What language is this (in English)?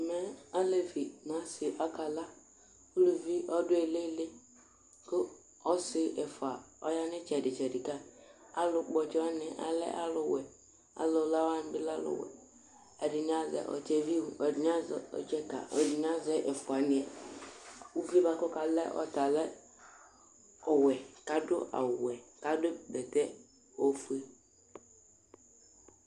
Ikposo